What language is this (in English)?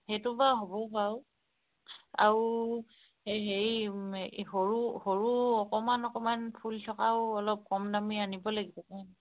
Assamese